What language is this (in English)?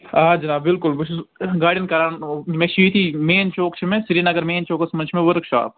Kashmiri